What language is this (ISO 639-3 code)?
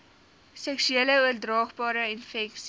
afr